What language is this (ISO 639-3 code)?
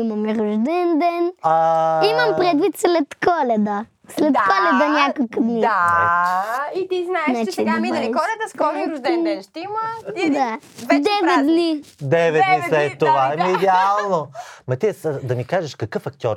bul